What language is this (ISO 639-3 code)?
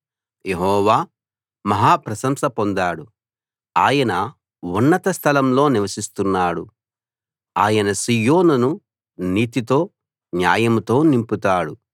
tel